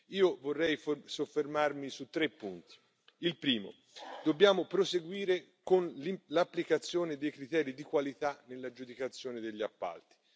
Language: Italian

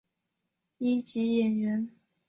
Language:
Chinese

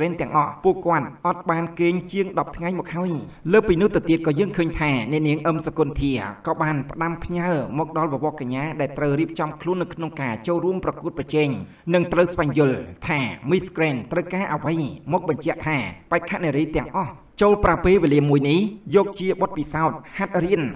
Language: Thai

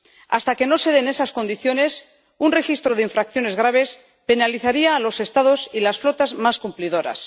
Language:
Spanish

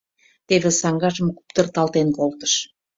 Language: Mari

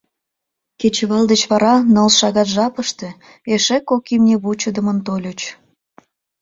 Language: Mari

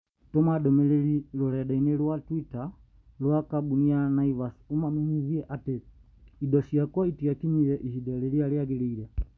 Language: Kikuyu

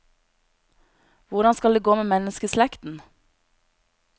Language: Norwegian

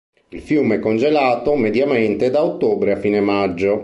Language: Italian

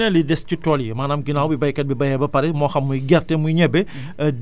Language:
Wolof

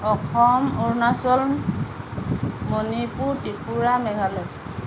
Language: Assamese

